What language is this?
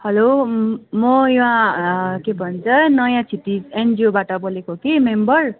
Nepali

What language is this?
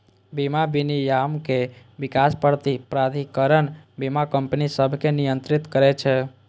Maithili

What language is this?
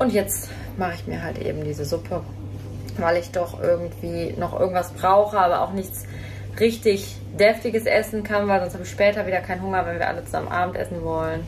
German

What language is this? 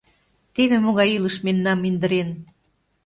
Mari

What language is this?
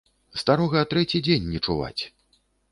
Belarusian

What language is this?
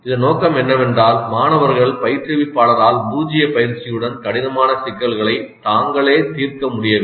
Tamil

